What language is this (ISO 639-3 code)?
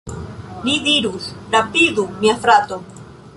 epo